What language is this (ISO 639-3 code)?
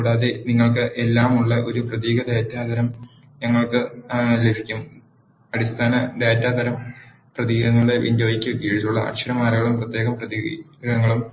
mal